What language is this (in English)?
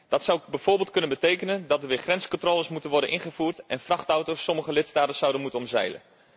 Dutch